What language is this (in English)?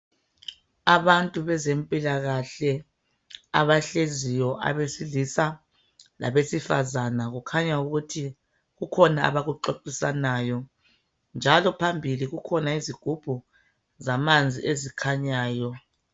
North Ndebele